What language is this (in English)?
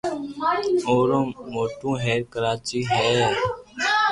Loarki